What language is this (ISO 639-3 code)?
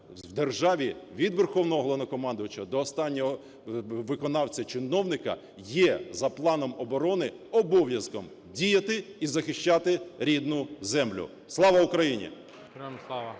ukr